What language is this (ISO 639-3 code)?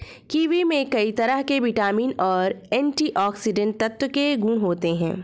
hin